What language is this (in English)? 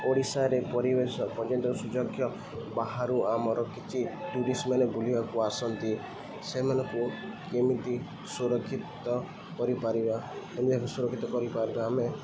Odia